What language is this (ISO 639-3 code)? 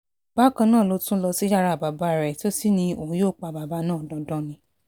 yor